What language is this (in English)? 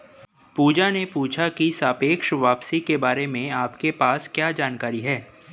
Hindi